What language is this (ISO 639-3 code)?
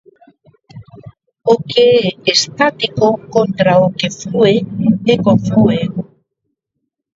glg